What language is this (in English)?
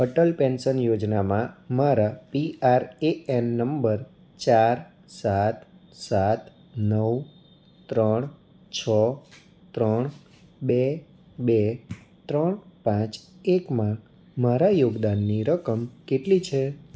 Gujarati